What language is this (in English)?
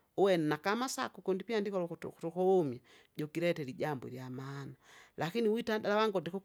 Kinga